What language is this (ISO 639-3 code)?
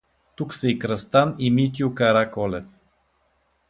bul